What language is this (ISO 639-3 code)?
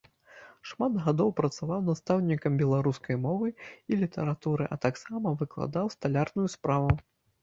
bel